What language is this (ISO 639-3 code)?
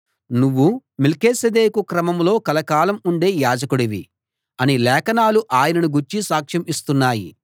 tel